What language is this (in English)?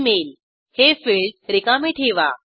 Marathi